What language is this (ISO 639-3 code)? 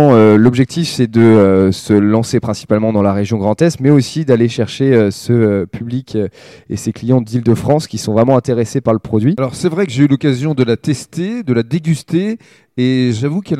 fra